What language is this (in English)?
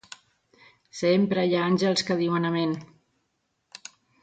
Catalan